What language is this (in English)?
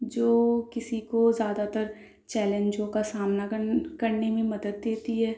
Urdu